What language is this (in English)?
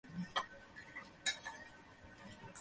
Bangla